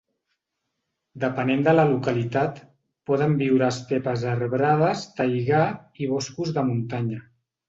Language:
Catalan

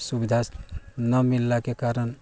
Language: Maithili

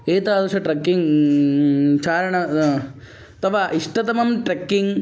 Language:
Sanskrit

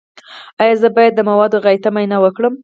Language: Pashto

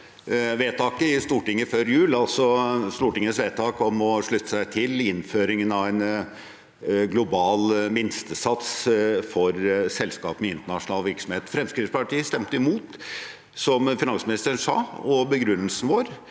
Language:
Norwegian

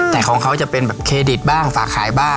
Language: Thai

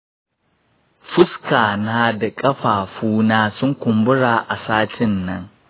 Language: Hausa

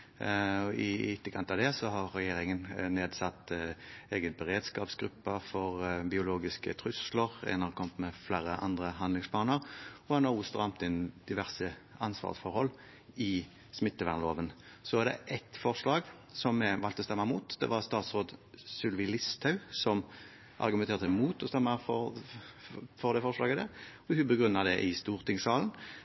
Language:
Norwegian Bokmål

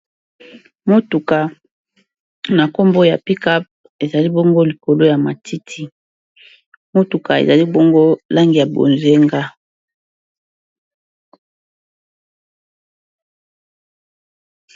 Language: Lingala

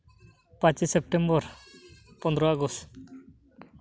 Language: Santali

